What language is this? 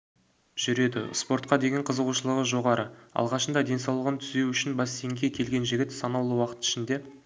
Kazakh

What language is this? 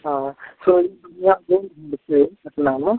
Maithili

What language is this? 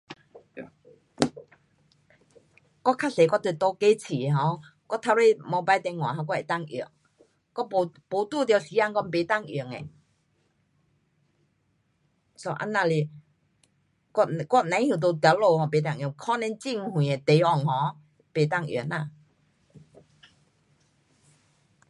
Pu-Xian Chinese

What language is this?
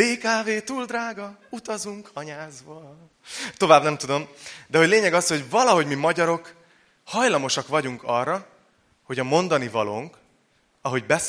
Hungarian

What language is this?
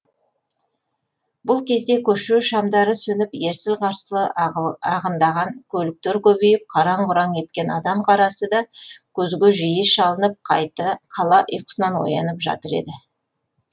Kazakh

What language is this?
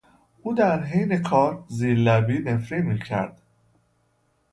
Persian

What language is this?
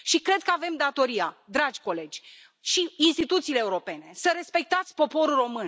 Romanian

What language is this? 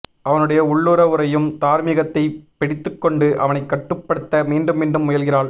Tamil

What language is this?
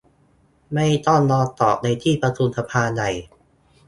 Thai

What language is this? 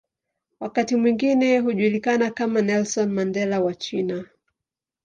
Swahili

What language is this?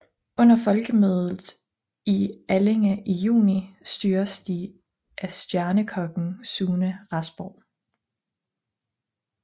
Danish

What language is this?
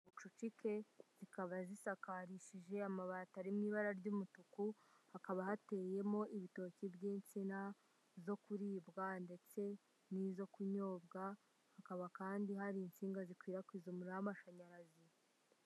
Kinyarwanda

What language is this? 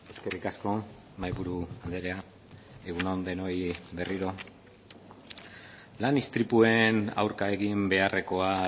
Basque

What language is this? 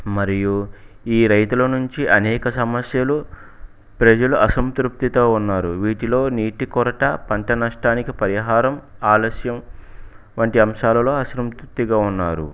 Telugu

